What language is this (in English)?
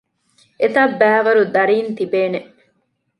Divehi